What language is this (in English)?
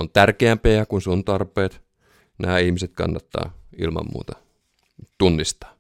Finnish